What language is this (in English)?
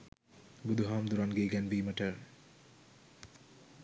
Sinhala